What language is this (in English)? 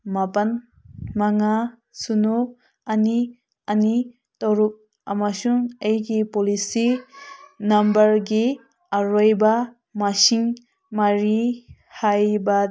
Manipuri